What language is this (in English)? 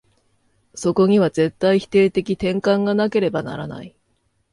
Japanese